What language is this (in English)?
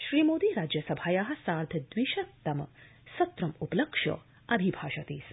Sanskrit